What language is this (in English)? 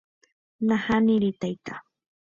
Guarani